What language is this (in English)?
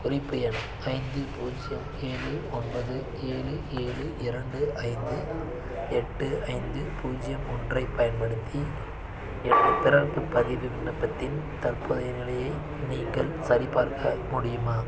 Tamil